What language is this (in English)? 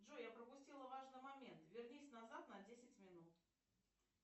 Russian